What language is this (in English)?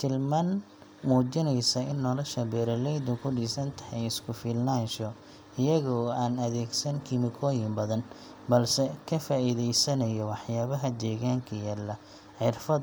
Somali